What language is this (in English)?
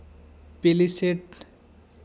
Santali